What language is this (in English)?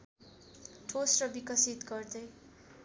Nepali